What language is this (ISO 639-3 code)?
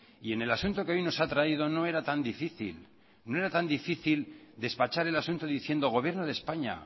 spa